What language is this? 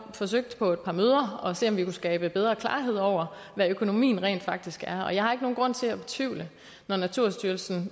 Danish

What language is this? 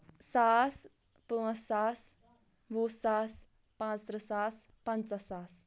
Kashmiri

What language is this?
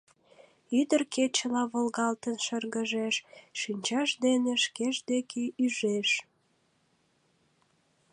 Mari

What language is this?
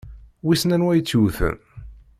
Kabyle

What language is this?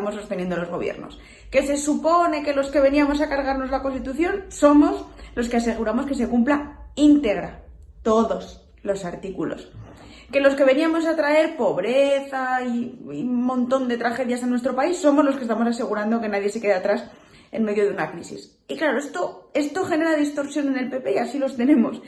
Spanish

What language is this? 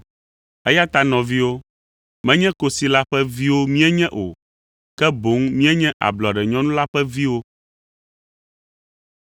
Ewe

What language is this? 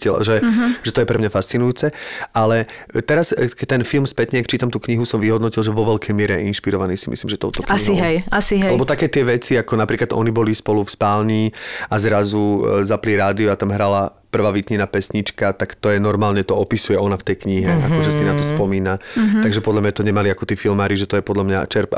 Slovak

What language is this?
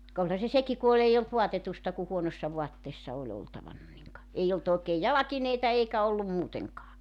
Finnish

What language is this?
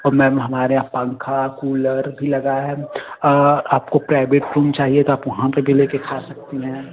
Hindi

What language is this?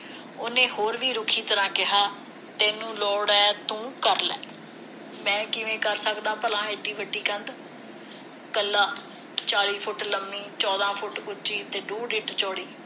Punjabi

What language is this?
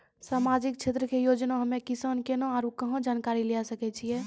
Maithili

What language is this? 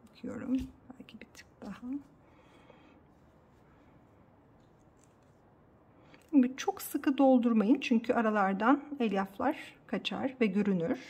Turkish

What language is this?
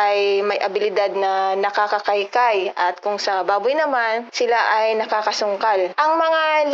Filipino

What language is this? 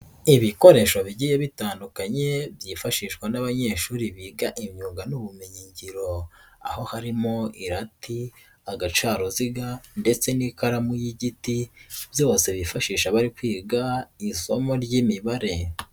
Kinyarwanda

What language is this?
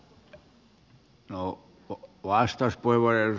Finnish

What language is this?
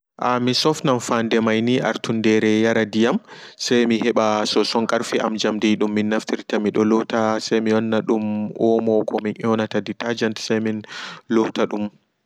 Fula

